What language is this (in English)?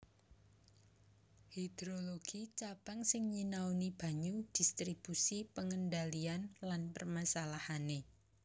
Javanese